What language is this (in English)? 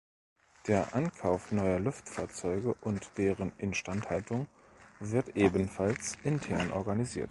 German